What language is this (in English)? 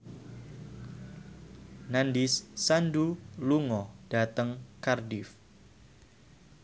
Javanese